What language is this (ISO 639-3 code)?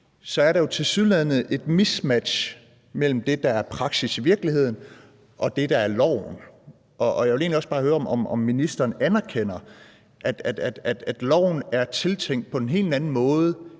dan